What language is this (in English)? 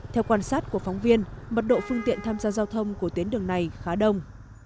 Vietnamese